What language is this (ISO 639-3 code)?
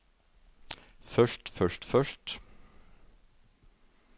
nor